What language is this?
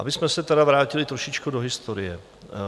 Czech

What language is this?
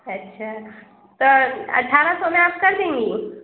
Urdu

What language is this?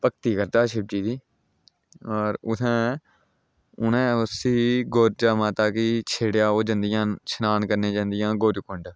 Dogri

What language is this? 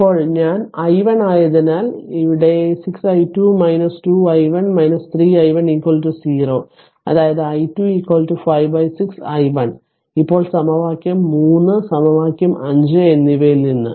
Malayalam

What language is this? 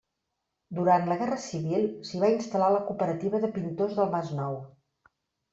Catalan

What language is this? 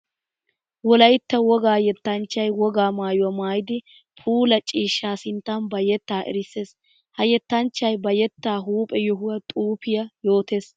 Wolaytta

